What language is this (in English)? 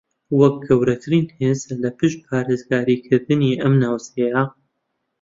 Central Kurdish